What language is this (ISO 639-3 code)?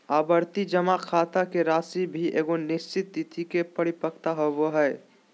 mag